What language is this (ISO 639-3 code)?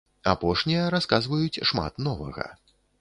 bel